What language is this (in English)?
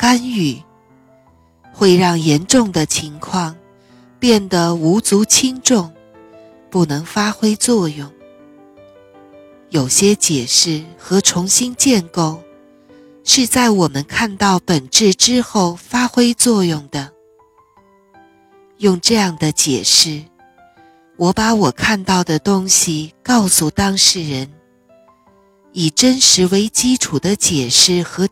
Chinese